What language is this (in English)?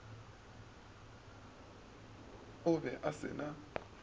Northern Sotho